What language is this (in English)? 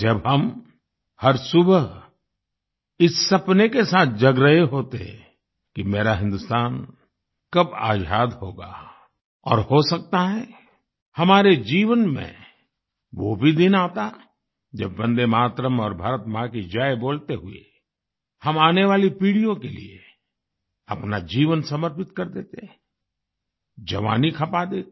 Hindi